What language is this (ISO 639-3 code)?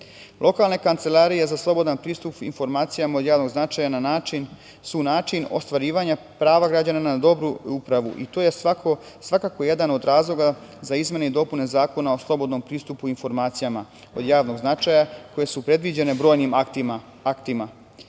srp